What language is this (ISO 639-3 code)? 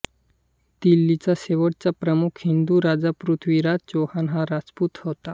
mar